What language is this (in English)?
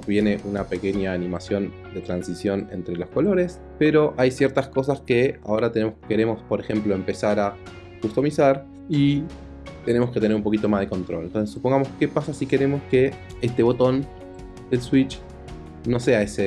Spanish